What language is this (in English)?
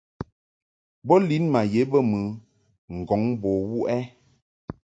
Mungaka